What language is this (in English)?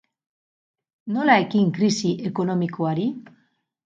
Basque